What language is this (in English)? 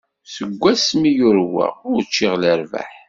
Kabyle